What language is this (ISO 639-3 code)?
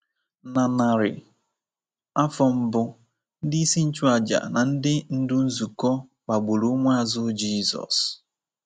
ibo